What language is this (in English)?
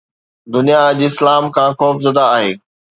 Sindhi